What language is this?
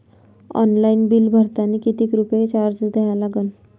Marathi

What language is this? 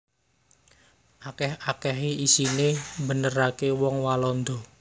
Javanese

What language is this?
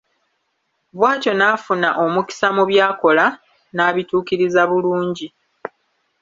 Ganda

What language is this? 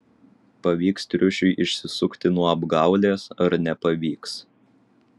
Lithuanian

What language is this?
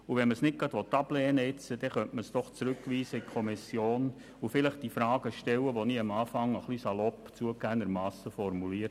Swiss German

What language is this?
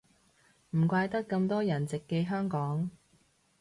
Cantonese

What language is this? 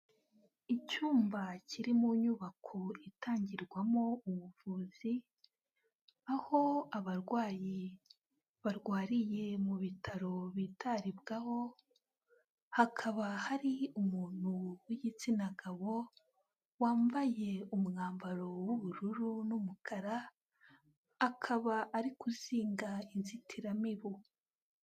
Kinyarwanda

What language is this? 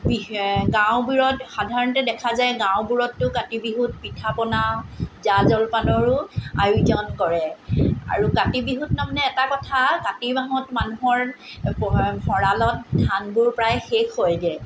Assamese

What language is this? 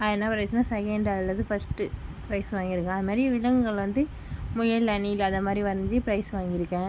Tamil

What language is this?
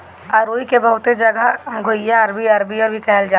Bhojpuri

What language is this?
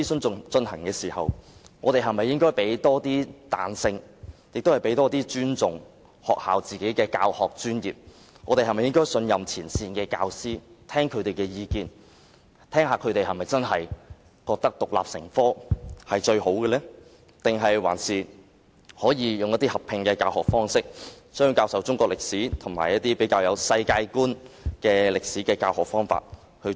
Cantonese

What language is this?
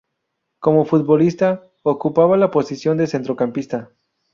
Spanish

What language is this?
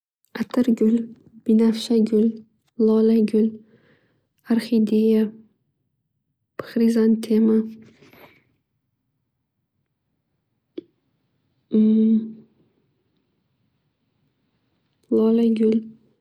Uzbek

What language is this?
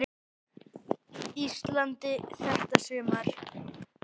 Icelandic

